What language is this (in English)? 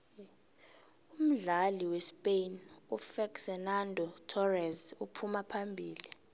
South Ndebele